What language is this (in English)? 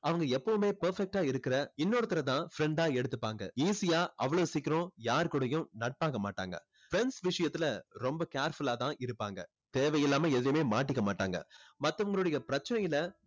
Tamil